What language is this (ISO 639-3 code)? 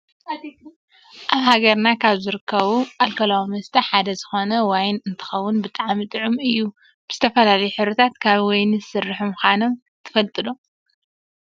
tir